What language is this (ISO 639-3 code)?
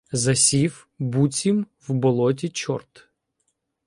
ukr